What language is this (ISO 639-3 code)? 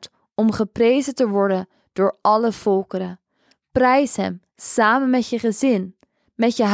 nld